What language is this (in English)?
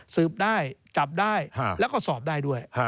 Thai